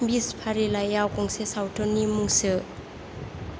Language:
Bodo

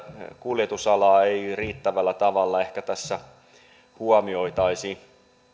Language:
Finnish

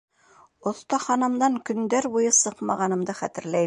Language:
Bashkir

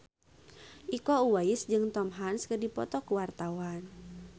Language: Sundanese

